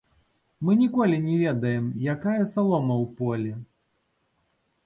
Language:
Belarusian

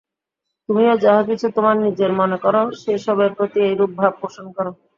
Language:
Bangla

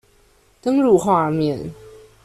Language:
Chinese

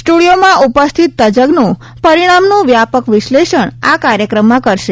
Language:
Gujarati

